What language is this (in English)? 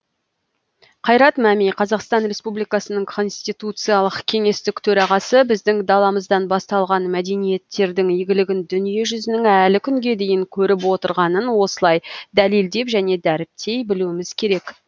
Kazakh